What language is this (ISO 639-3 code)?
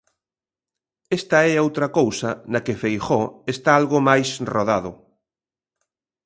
glg